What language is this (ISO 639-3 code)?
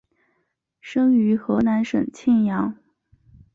zho